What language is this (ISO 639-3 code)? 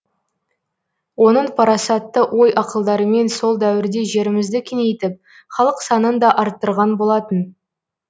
kaz